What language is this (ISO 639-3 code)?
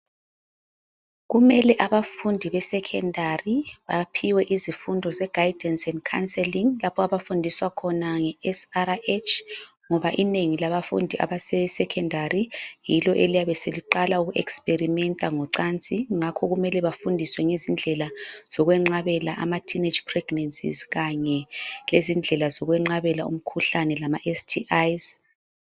nde